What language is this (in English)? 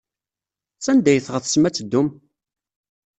Kabyle